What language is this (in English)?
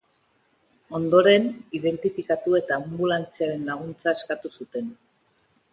Basque